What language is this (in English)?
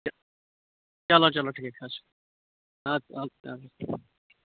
Kashmiri